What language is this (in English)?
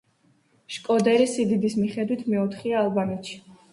Georgian